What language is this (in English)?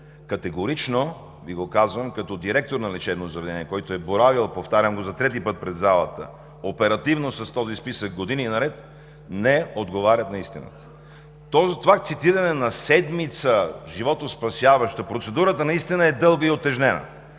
Bulgarian